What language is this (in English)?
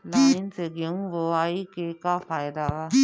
Bhojpuri